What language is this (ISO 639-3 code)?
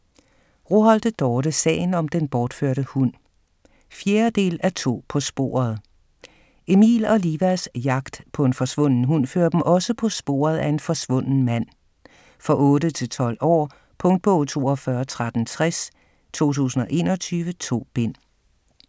dan